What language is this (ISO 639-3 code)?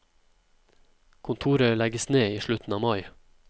nor